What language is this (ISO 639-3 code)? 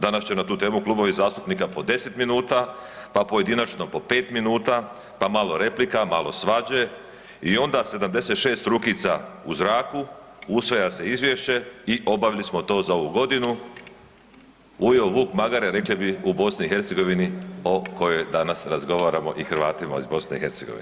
hrv